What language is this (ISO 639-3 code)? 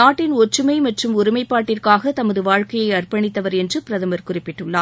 tam